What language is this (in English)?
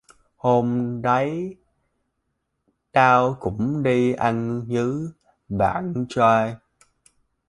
Vietnamese